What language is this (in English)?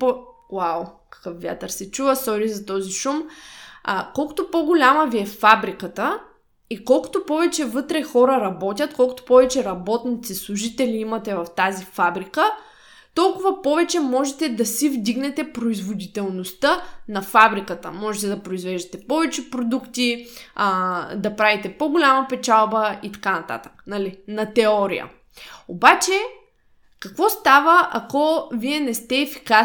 Bulgarian